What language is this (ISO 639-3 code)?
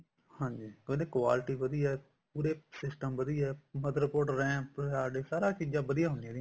pan